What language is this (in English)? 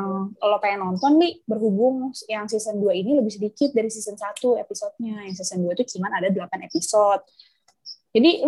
Indonesian